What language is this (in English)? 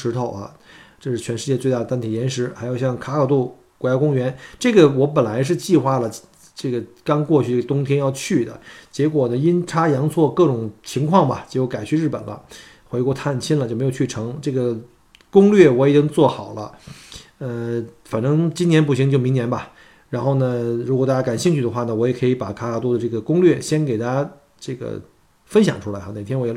Chinese